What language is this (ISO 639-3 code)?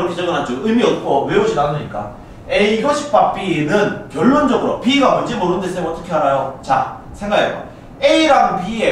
kor